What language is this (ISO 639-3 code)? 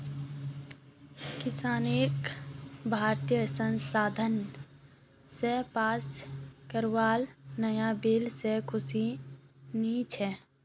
mag